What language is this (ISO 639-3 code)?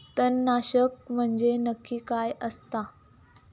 mar